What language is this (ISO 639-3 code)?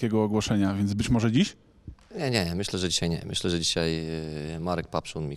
pol